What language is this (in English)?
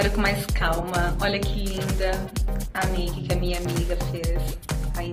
Portuguese